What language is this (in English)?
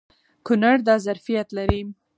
Pashto